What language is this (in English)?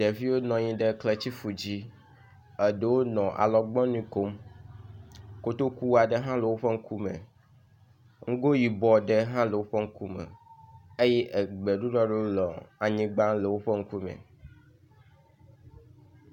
Ewe